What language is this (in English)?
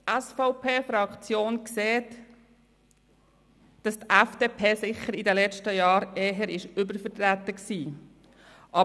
Swiss German